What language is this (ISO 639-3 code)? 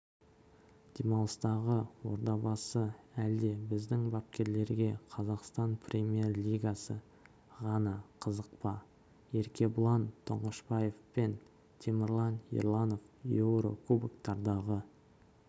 kaz